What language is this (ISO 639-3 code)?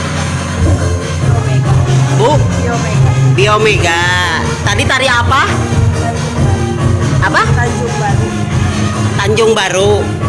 ind